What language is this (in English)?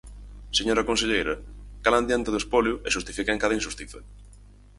Galician